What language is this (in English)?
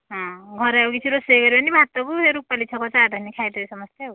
Odia